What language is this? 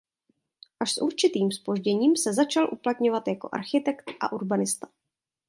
Czech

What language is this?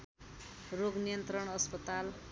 Nepali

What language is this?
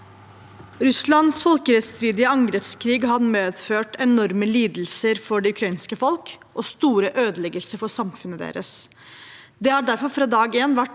Norwegian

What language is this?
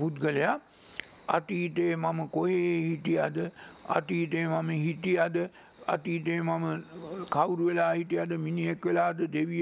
Hindi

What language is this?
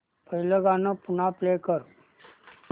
Marathi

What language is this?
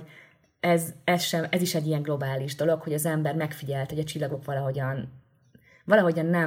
Hungarian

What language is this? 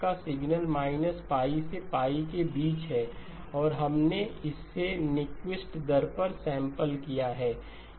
Hindi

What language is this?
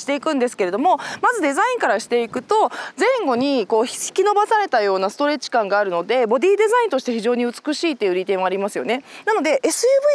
Japanese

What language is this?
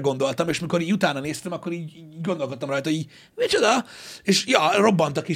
Hungarian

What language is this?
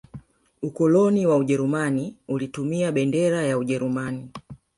Swahili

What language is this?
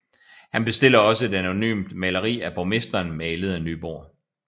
Danish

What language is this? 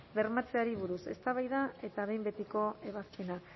Basque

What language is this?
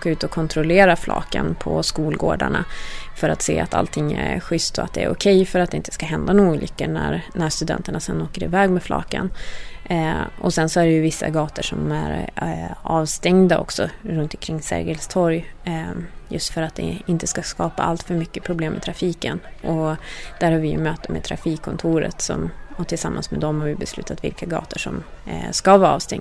Swedish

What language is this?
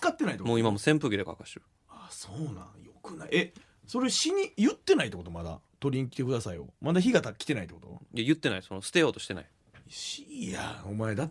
Japanese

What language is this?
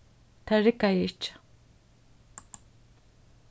Faroese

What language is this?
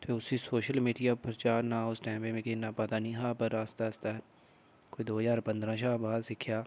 Dogri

